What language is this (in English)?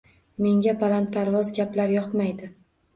Uzbek